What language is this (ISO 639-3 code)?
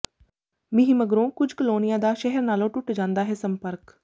pan